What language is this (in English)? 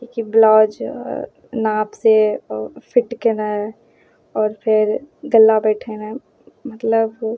Maithili